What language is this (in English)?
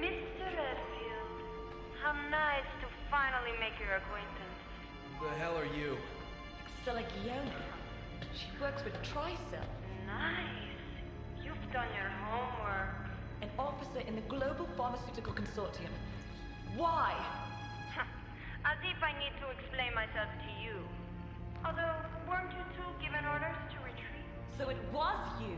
German